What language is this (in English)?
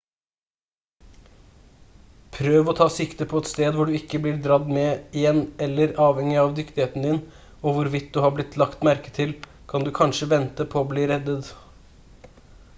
Norwegian Bokmål